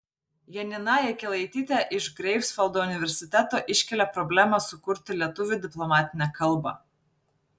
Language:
Lithuanian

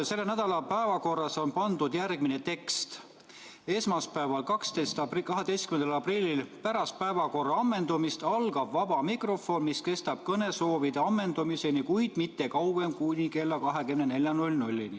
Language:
Estonian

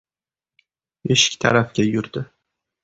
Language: Uzbek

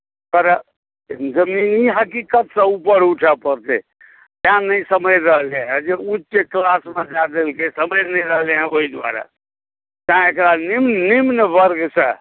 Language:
Maithili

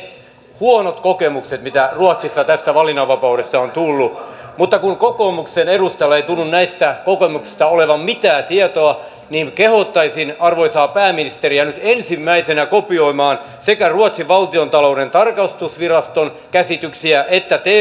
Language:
Finnish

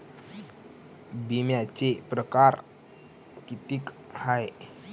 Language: Marathi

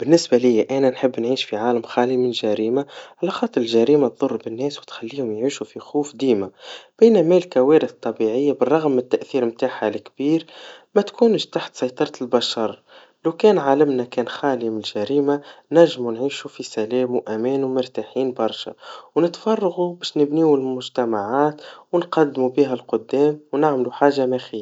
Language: Tunisian Arabic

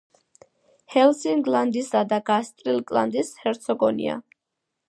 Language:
Georgian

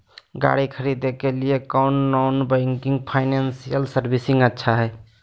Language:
Magahi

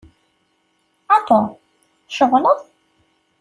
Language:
Kabyle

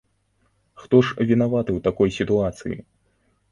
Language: Belarusian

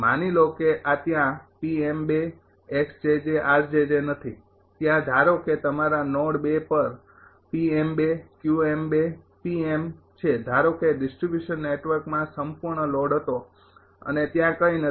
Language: Gujarati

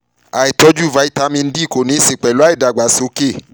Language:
Yoruba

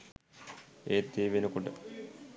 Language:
Sinhala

